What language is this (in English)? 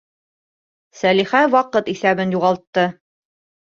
Bashkir